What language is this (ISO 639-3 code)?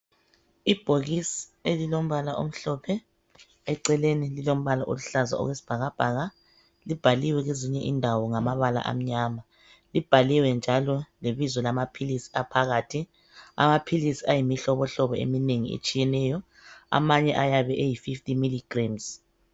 nde